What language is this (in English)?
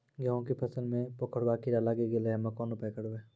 Maithili